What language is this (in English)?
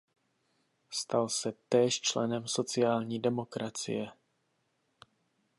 Czech